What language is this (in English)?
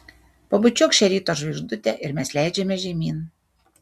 Lithuanian